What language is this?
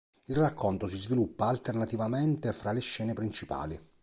Italian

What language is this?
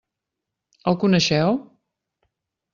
Catalan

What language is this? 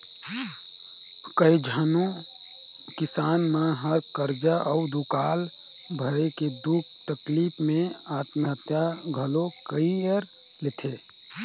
Chhattisgarhi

